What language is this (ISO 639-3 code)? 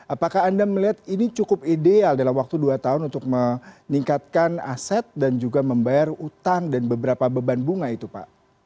ind